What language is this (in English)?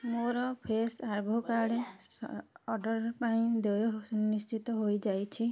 Odia